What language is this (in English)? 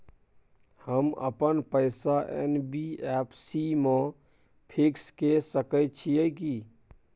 Maithili